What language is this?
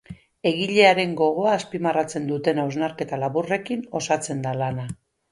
Basque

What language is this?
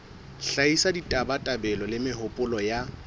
Southern Sotho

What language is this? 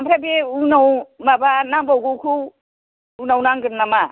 Bodo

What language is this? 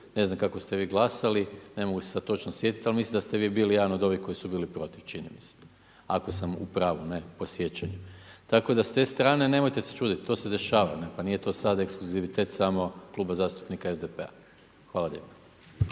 Croatian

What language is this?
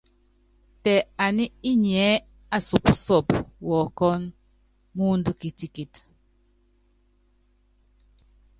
Yangben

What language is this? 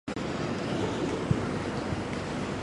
Chinese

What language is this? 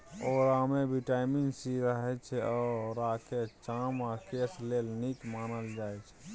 Maithili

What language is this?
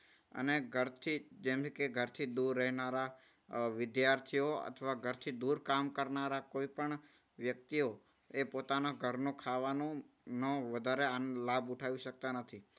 Gujarati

